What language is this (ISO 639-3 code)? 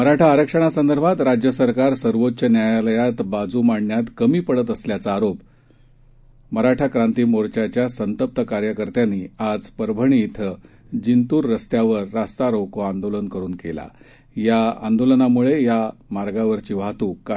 mar